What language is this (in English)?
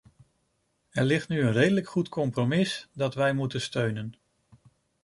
Dutch